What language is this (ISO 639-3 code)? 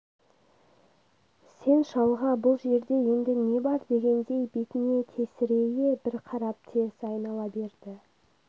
kaz